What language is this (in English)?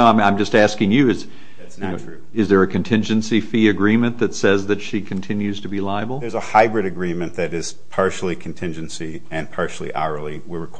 English